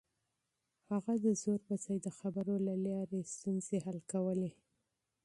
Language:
Pashto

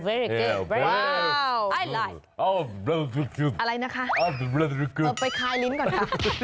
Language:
Thai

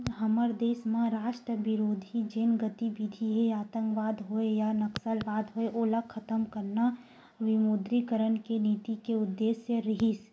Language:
Chhattisgarhi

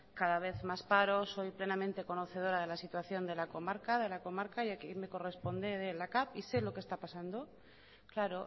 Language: Spanish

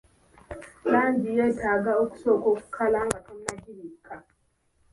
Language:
Ganda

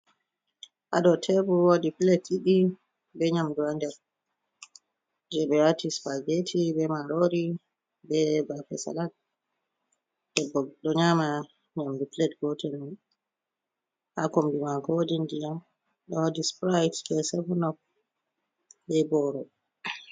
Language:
Fula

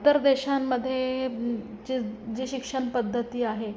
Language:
Marathi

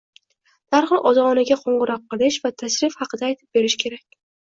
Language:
Uzbek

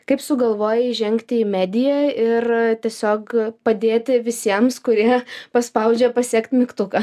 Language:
Lithuanian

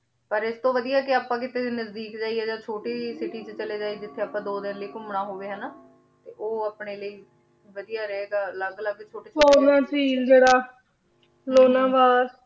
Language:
Punjabi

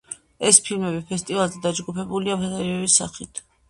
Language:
Georgian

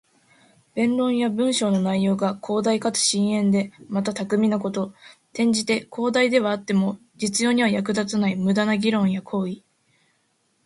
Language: Japanese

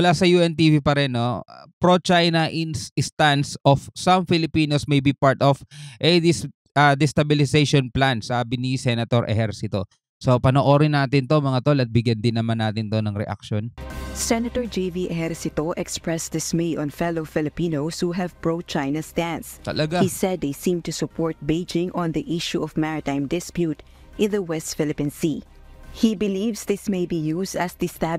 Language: Filipino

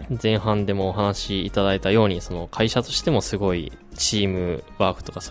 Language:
Japanese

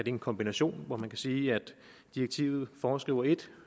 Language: Danish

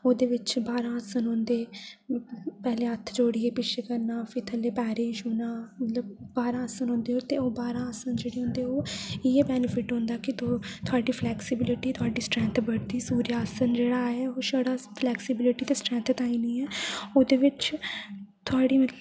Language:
Dogri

